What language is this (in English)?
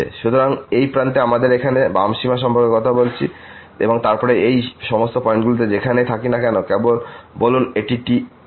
Bangla